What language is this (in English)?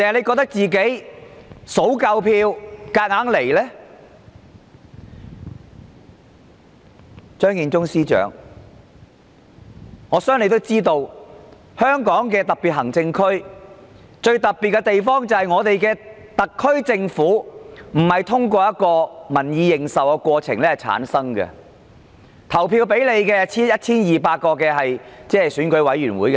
Cantonese